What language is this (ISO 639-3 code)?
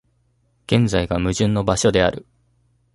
jpn